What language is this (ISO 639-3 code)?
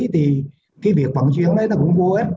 vie